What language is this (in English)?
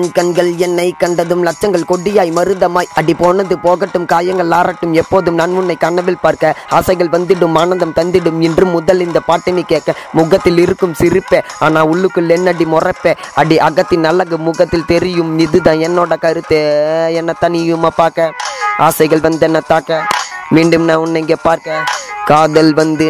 Tamil